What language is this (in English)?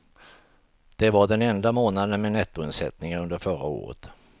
Swedish